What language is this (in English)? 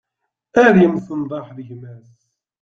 Kabyle